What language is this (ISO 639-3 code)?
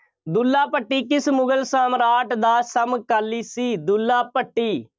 pan